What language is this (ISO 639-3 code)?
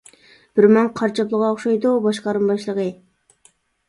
uig